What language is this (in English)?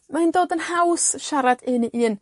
Welsh